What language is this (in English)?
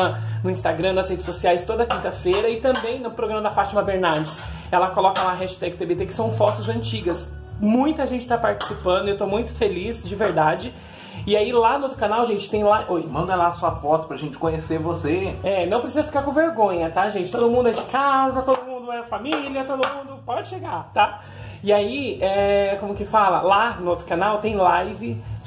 Portuguese